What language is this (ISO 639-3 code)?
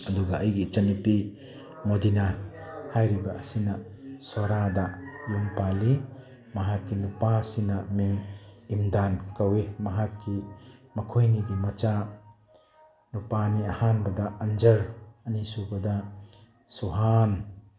mni